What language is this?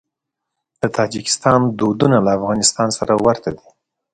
Pashto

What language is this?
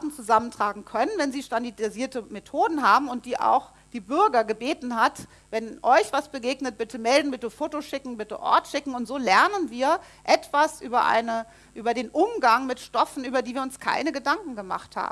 German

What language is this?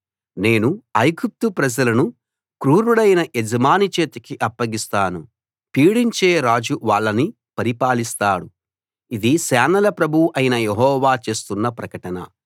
Telugu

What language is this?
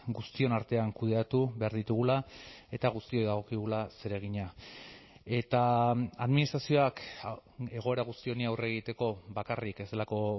Basque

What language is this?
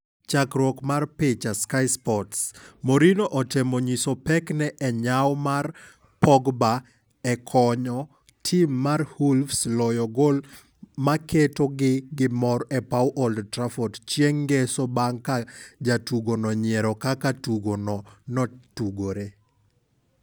Luo (Kenya and Tanzania)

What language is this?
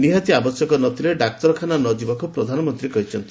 Odia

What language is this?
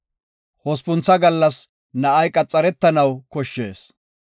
Gofa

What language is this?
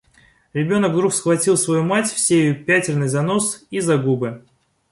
Russian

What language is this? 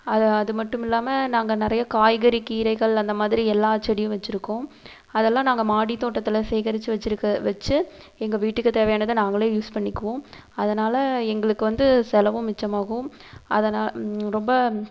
Tamil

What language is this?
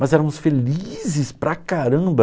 Portuguese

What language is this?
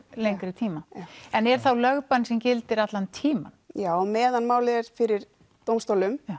Icelandic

